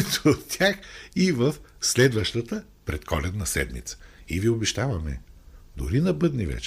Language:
Bulgarian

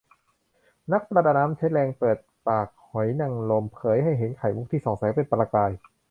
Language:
Thai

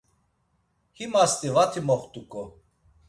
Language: Laz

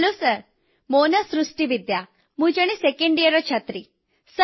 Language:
Odia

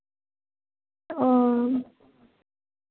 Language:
Santali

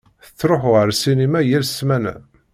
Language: Kabyle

